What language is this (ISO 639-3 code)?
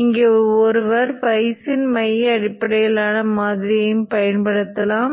tam